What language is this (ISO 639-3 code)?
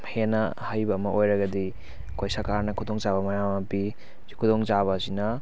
mni